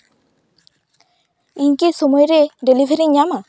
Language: Santali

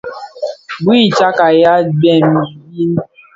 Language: Bafia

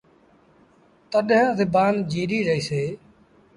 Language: Sindhi Bhil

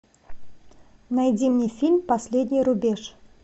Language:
Russian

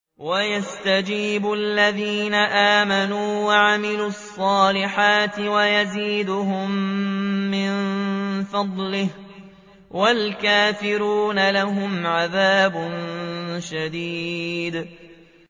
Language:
Arabic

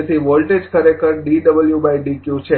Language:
Gujarati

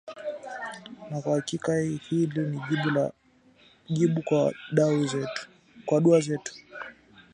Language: Swahili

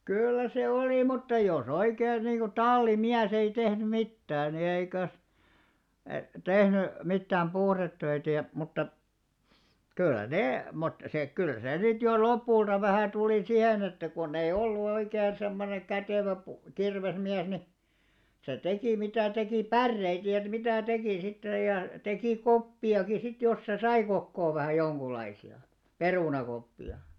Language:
Finnish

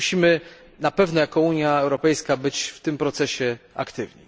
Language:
Polish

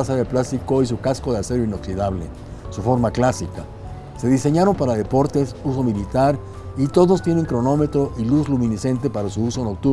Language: Spanish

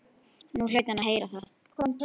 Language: Icelandic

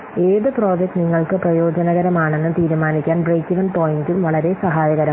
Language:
Malayalam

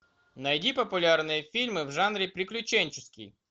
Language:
Russian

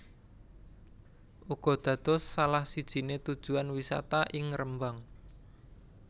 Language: Javanese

